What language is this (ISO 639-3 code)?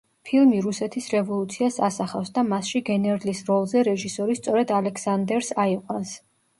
kat